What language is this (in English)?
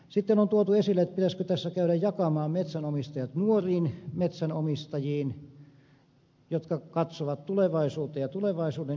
Finnish